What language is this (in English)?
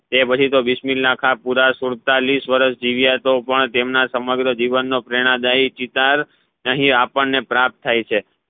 Gujarati